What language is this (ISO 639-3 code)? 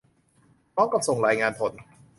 tha